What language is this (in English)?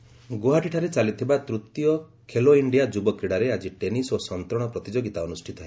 Odia